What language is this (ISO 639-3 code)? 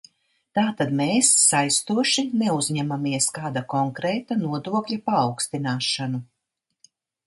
lav